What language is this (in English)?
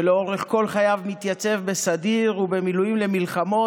Hebrew